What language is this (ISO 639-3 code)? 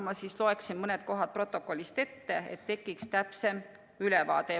est